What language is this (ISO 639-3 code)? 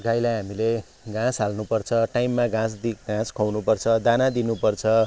nep